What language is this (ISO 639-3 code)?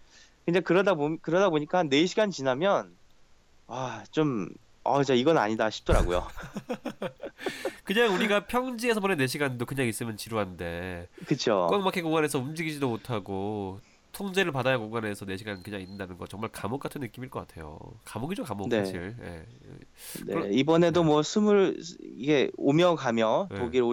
kor